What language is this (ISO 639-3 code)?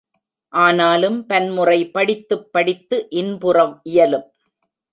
tam